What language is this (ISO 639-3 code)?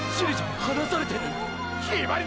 jpn